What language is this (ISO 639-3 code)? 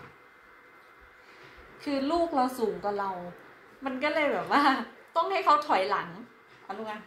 tha